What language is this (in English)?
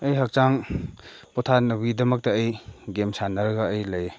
Manipuri